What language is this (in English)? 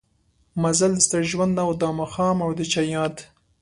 Pashto